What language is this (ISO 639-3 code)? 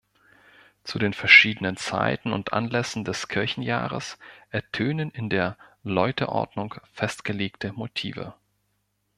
deu